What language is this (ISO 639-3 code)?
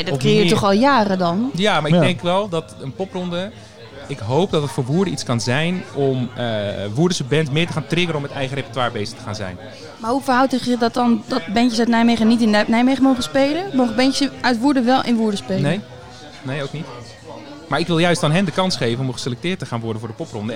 nld